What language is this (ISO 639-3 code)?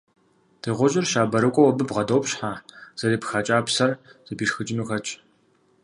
kbd